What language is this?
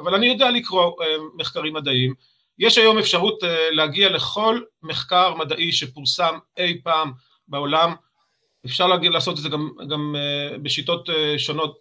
Hebrew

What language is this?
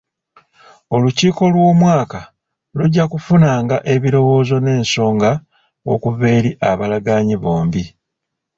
Ganda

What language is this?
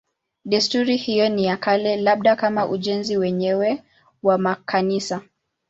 Swahili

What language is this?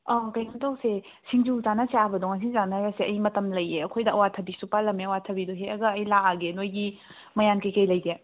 Manipuri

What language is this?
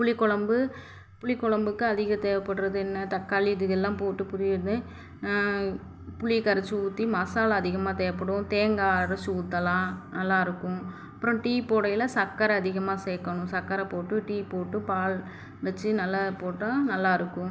Tamil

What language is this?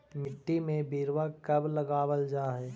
Magahi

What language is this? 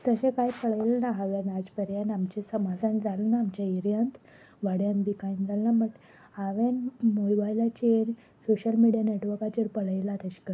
Konkani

